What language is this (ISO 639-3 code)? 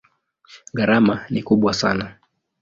swa